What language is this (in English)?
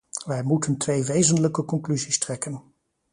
Dutch